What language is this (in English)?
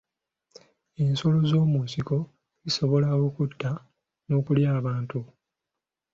Ganda